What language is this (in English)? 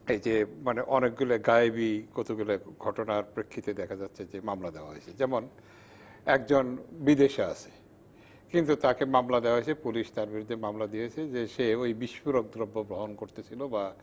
Bangla